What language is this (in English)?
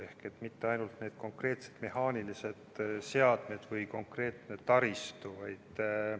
Estonian